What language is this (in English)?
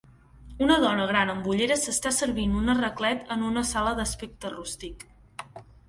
Catalan